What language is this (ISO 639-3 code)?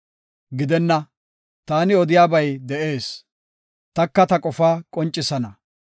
gof